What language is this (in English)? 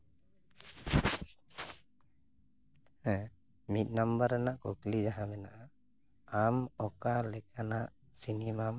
Santali